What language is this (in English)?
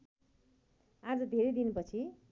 Nepali